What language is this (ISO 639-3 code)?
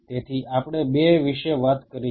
guj